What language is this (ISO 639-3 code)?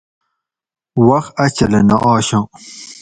gwc